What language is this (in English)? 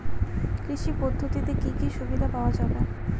Bangla